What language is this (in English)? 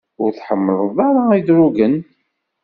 Kabyle